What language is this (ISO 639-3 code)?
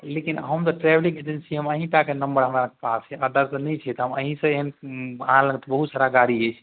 mai